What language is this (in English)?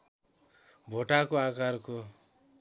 Nepali